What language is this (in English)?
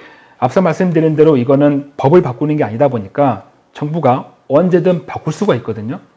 Korean